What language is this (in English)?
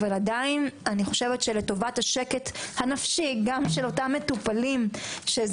Hebrew